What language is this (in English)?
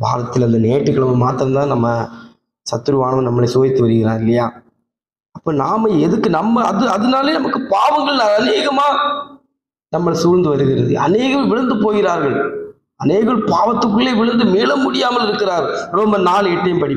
Arabic